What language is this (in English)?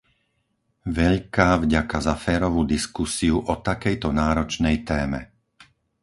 Slovak